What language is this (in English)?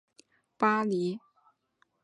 Chinese